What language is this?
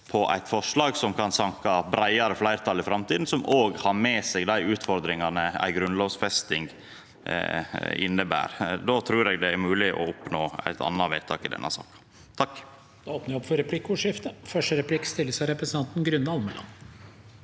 Norwegian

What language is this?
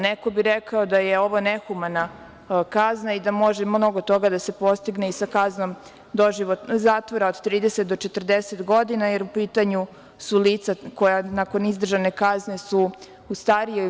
Serbian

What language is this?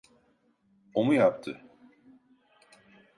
Turkish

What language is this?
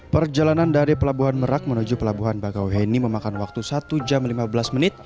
Indonesian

